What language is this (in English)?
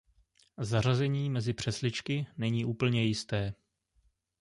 Czech